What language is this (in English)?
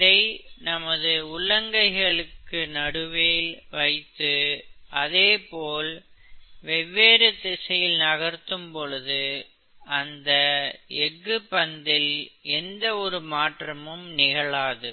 Tamil